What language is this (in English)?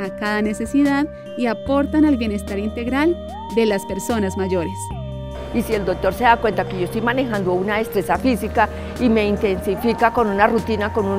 Spanish